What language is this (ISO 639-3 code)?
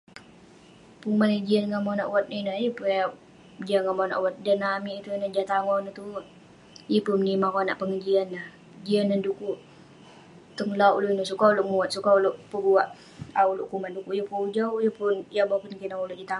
pne